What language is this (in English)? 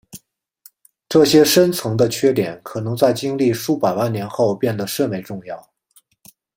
Chinese